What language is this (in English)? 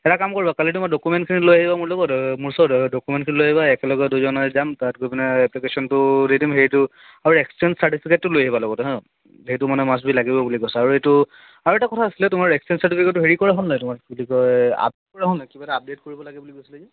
Assamese